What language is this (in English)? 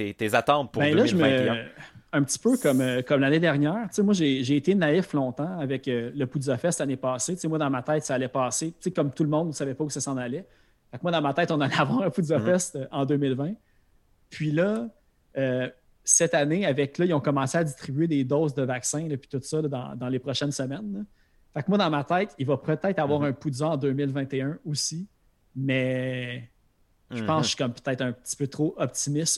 French